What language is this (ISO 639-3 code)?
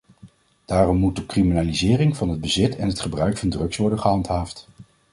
nld